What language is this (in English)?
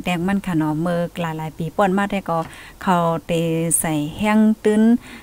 Thai